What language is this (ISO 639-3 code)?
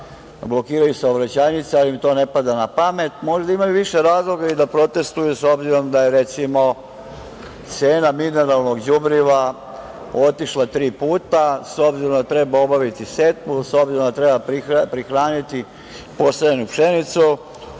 srp